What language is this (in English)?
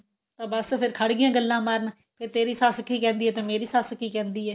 Punjabi